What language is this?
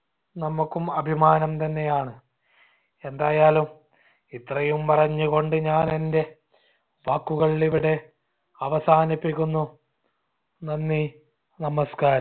Malayalam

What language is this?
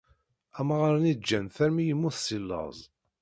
Kabyle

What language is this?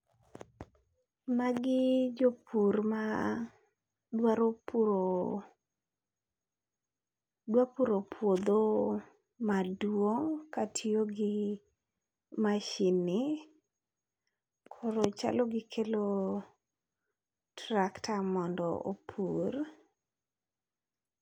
Luo (Kenya and Tanzania)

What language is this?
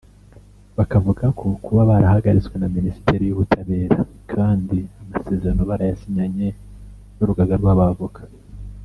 Kinyarwanda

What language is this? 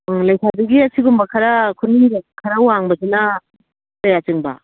Manipuri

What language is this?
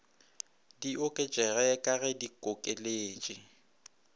Northern Sotho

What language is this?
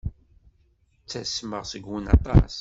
Kabyle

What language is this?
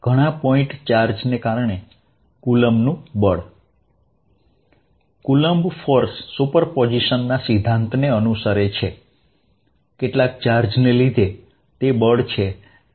Gujarati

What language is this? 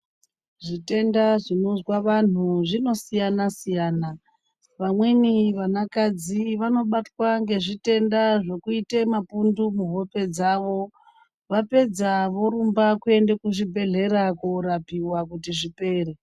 Ndau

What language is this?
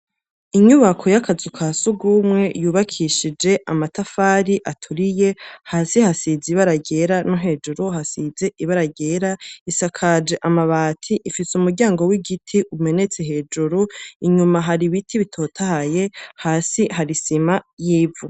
Rundi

